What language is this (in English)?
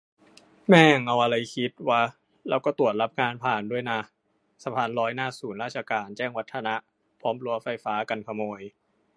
Thai